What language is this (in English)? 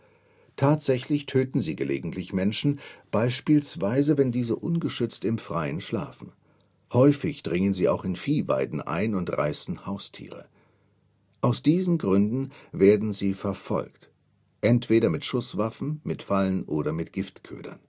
German